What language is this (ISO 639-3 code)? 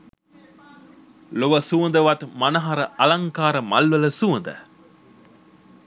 sin